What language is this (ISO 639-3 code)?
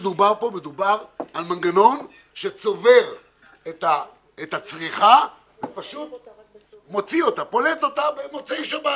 heb